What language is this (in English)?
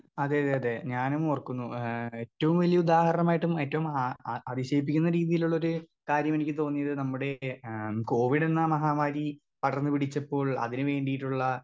Malayalam